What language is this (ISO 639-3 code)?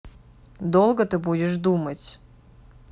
rus